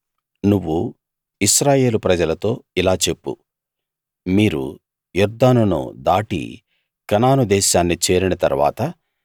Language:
Telugu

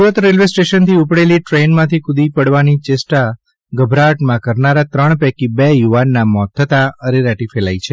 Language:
Gujarati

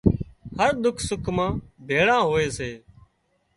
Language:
Wadiyara Koli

